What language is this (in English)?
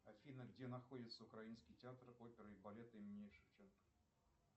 Russian